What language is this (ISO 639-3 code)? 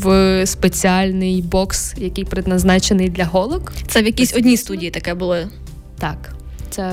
ukr